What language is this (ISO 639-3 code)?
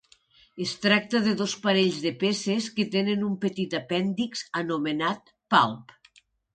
cat